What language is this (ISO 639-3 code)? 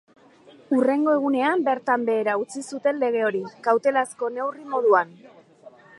eus